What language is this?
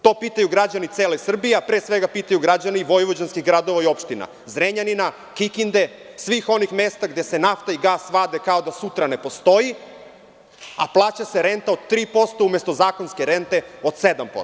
Serbian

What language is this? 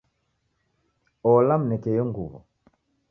Taita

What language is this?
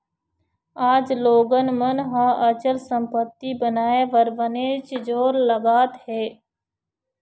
Chhattisgarhi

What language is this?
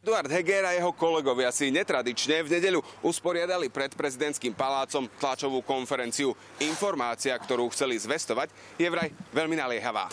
Slovak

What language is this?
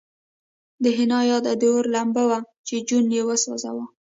Pashto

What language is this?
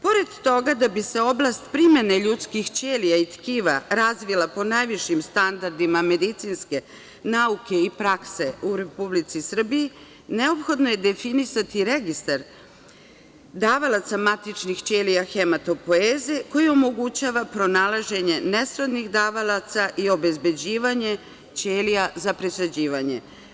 Serbian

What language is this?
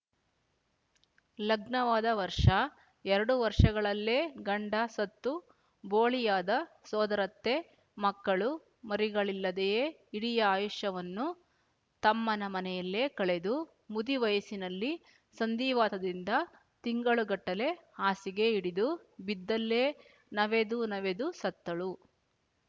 Kannada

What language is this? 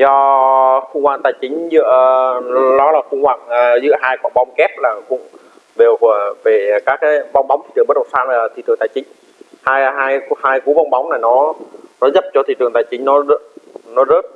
Vietnamese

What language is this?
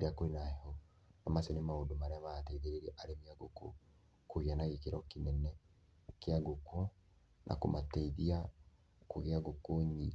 Kikuyu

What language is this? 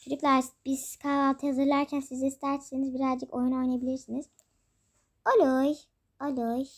Turkish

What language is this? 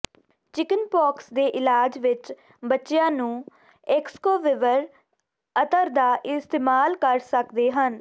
Punjabi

